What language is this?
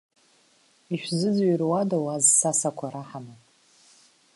Abkhazian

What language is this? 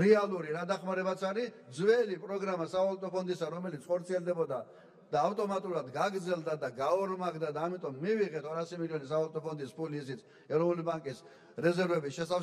Turkish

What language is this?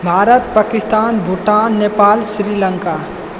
Maithili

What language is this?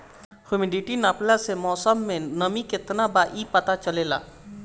Bhojpuri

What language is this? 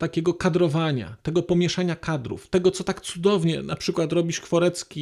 Polish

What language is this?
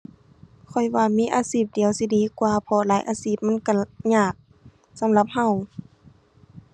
Thai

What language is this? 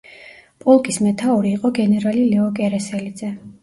Georgian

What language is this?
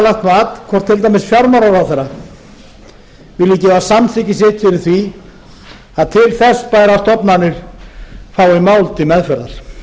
Icelandic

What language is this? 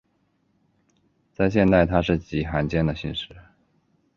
Chinese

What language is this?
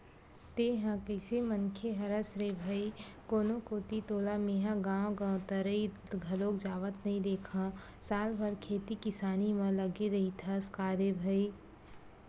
Chhattisgarhi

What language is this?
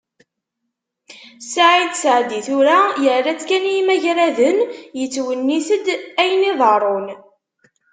Kabyle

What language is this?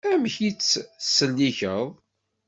Kabyle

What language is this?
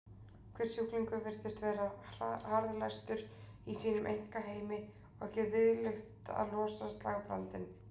Icelandic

